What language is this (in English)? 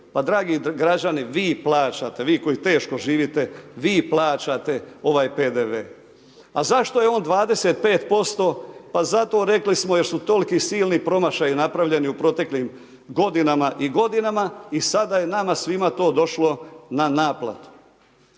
Croatian